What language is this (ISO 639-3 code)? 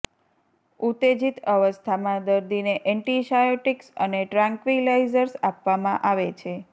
guj